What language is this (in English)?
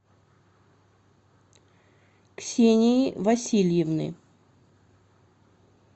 Russian